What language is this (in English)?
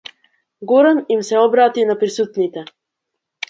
Macedonian